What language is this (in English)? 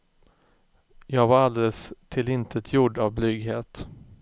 Swedish